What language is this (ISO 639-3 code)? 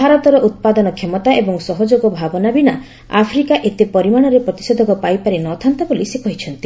ori